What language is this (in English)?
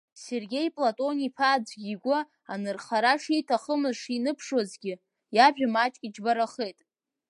Abkhazian